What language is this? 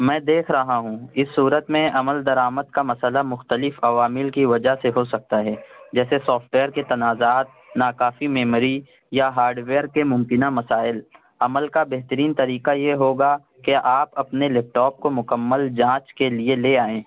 Urdu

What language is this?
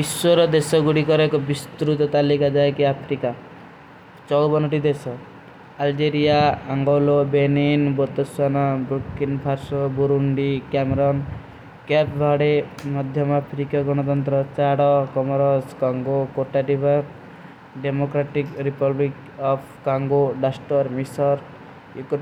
Kui (India)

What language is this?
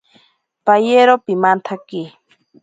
Ashéninka Perené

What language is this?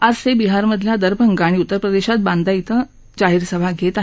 Marathi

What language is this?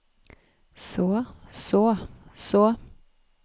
Norwegian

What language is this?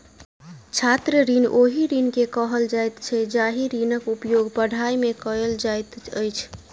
Maithili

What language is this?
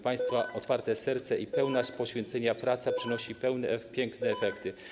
Polish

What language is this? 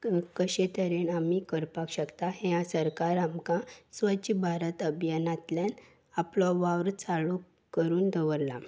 Konkani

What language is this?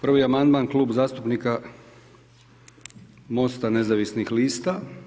Croatian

